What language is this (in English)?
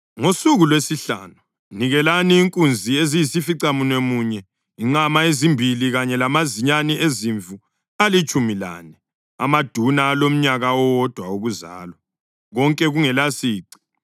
North Ndebele